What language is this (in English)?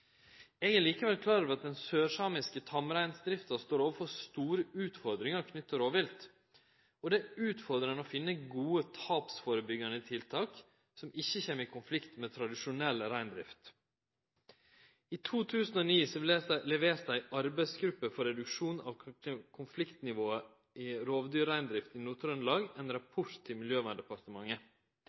Norwegian Nynorsk